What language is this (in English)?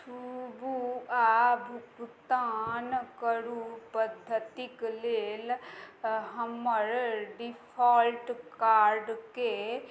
Maithili